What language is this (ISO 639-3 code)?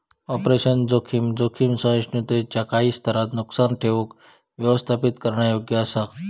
mar